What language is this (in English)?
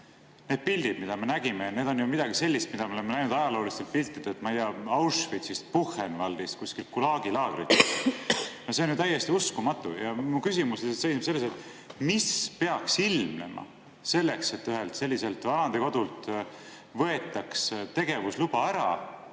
Estonian